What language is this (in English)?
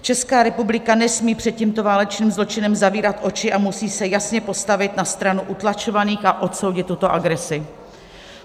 Czech